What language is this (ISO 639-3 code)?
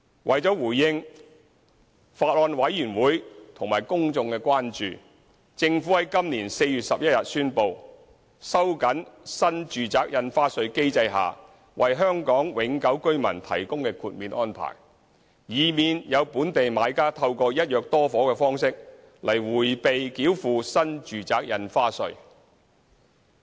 yue